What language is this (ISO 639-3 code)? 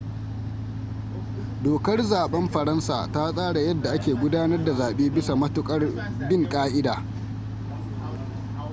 hau